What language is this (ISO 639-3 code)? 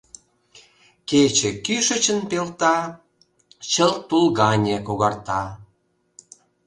chm